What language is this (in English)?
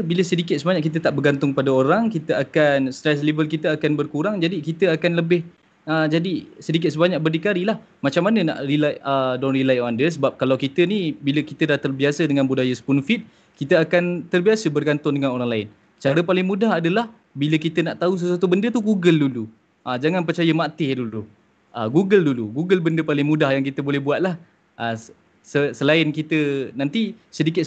Malay